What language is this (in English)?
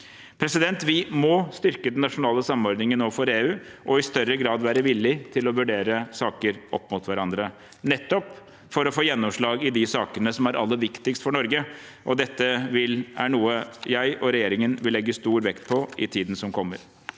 Norwegian